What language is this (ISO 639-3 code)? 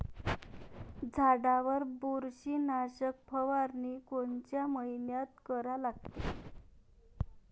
mar